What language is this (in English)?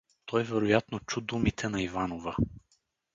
Bulgarian